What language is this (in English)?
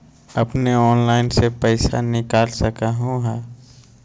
Magahi